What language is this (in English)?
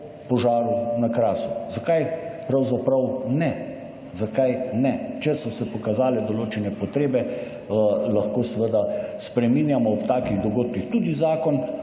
Slovenian